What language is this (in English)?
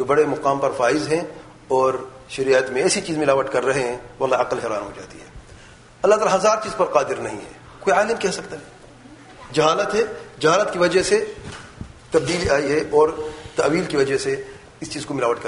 Urdu